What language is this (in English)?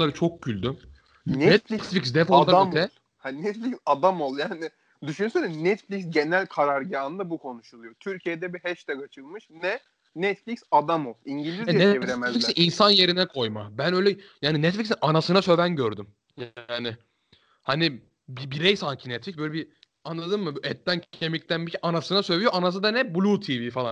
Turkish